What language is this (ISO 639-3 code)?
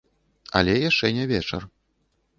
bel